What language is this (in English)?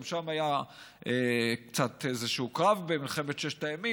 Hebrew